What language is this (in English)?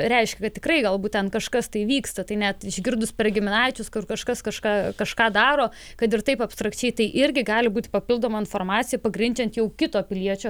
Lithuanian